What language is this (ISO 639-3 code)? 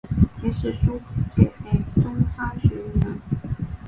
zho